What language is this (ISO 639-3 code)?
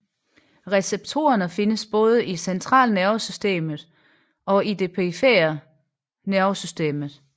dan